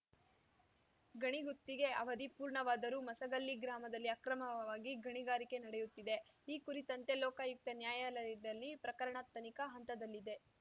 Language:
Kannada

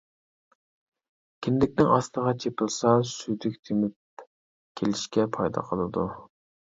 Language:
Uyghur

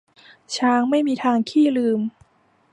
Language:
Thai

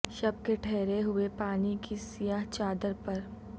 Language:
Urdu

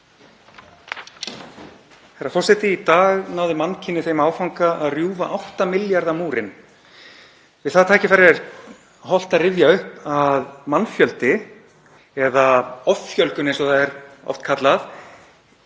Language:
Icelandic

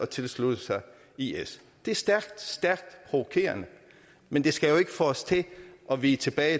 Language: Danish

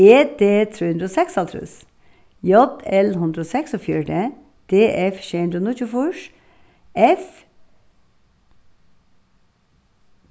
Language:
Faroese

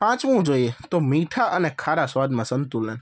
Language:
Gujarati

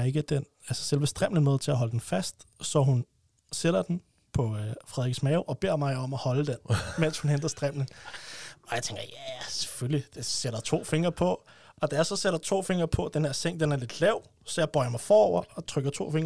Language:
Danish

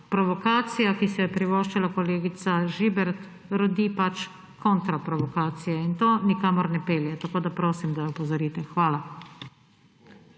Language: Slovenian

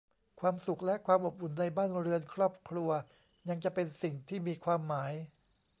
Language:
Thai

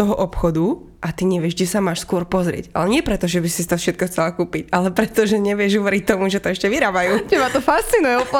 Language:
Slovak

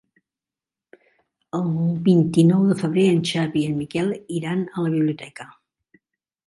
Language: Catalan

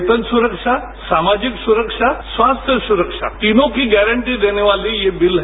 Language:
Hindi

